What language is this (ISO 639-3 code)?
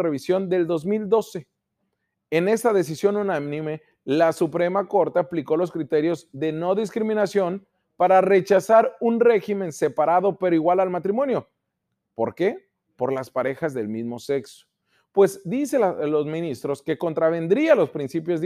spa